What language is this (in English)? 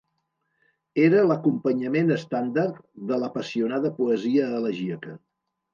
Catalan